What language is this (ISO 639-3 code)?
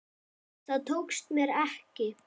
isl